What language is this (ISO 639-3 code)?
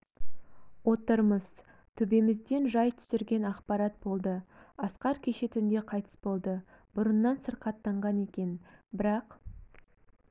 kaz